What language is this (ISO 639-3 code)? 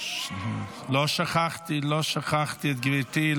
heb